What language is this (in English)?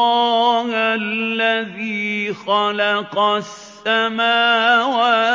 Arabic